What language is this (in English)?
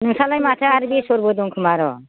Bodo